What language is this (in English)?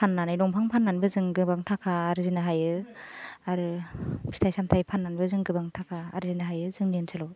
Bodo